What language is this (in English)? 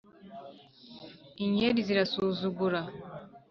Kinyarwanda